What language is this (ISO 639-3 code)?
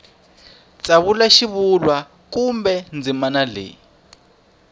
tso